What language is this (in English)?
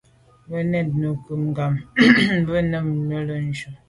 Medumba